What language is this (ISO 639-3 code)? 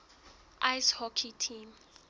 sot